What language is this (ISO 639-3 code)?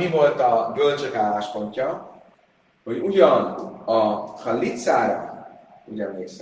hun